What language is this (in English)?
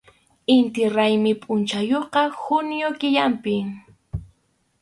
Arequipa-La Unión Quechua